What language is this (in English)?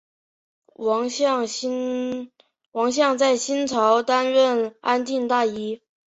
Chinese